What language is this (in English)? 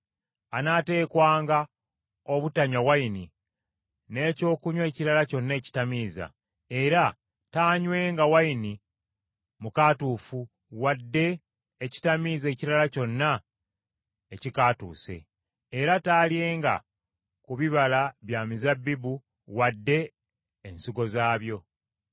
Ganda